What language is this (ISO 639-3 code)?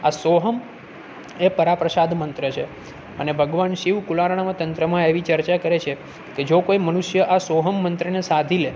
guj